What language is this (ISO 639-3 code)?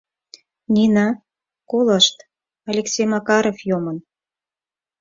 chm